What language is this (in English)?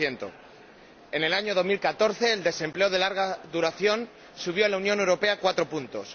Spanish